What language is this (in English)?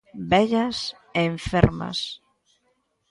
Galician